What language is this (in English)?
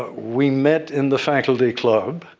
English